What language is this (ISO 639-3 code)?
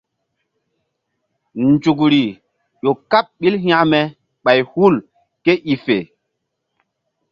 mdd